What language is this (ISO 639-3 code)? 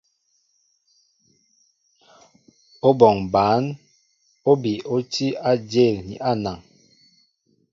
mbo